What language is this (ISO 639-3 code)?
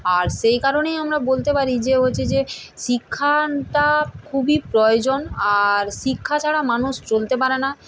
ben